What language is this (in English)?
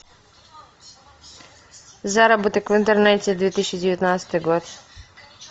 Russian